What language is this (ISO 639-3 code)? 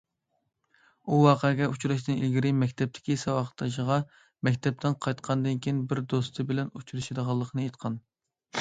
uig